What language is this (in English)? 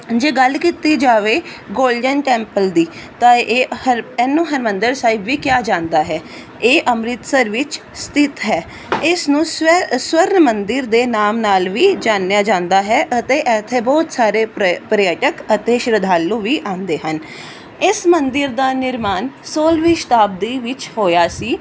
Punjabi